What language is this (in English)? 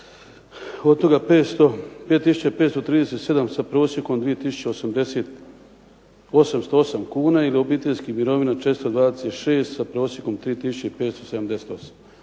Croatian